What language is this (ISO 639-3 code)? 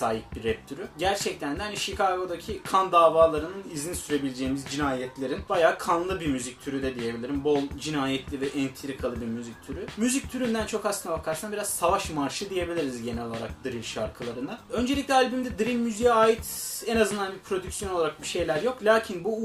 tur